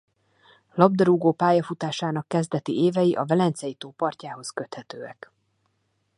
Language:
Hungarian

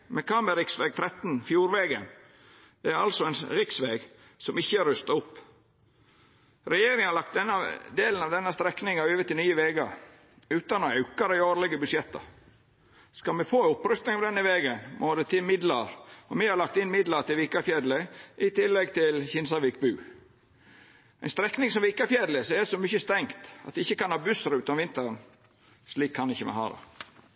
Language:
Norwegian Nynorsk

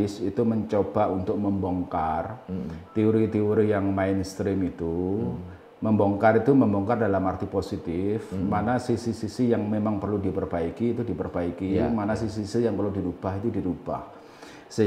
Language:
Indonesian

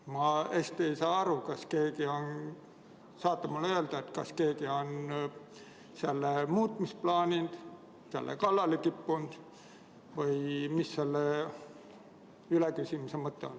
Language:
Estonian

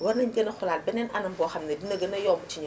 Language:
Wolof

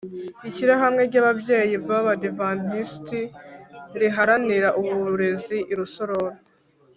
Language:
Kinyarwanda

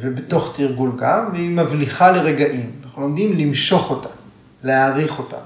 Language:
Hebrew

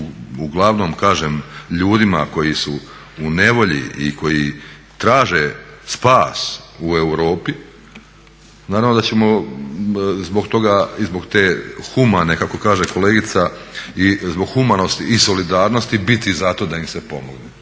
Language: Croatian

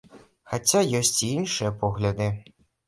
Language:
Belarusian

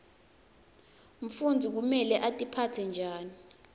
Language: Swati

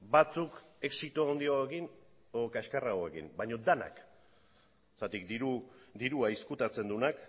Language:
Basque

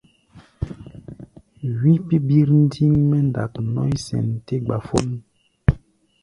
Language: Gbaya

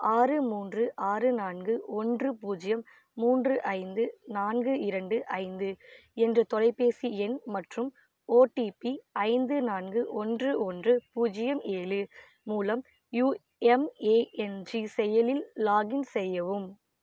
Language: Tamil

